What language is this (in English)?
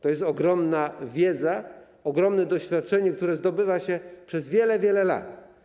Polish